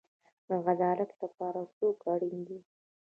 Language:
Pashto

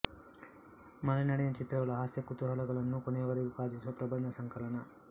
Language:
Kannada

